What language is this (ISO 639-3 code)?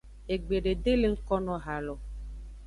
ajg